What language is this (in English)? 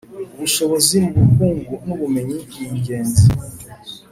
Kinyarwanda